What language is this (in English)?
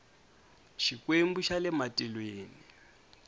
Tsonga